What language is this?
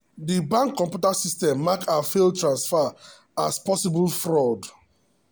Nigerian Pidgin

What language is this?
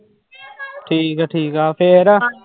Punjabi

